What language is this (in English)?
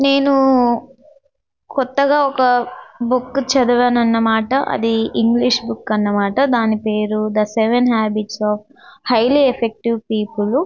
Telugu